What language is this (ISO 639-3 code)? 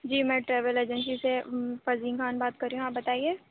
urd